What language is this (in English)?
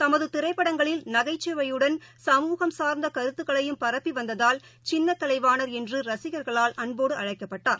Tamil